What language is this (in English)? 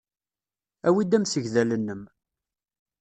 Kabyle